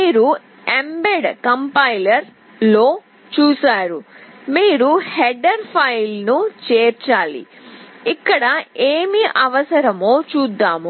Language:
Telugu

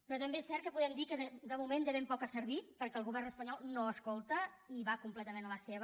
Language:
Catalan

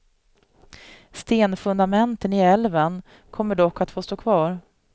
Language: Swedish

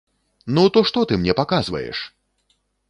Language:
Belarusian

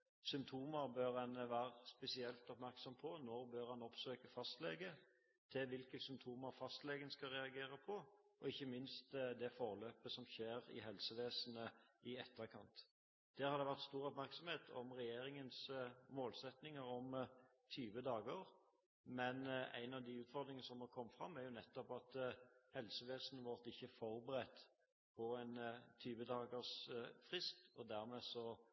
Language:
Norwegian Bokmål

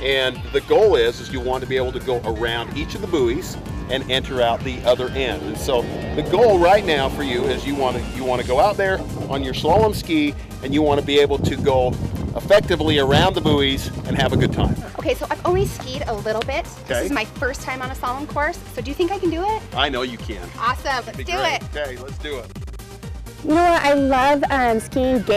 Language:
English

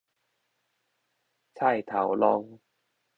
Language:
Min Nan Chinese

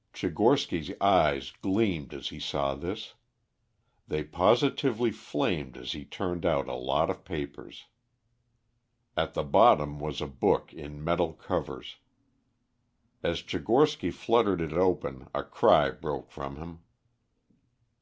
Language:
English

